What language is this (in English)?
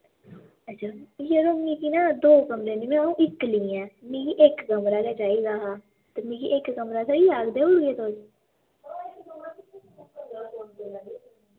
Dogri